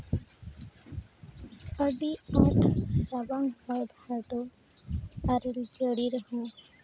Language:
Santali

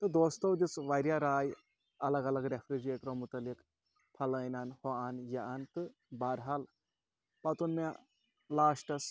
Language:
Kashmiri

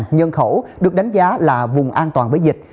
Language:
Vietnamese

